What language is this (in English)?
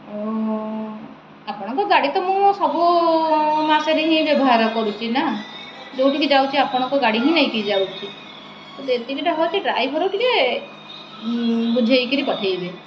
Odia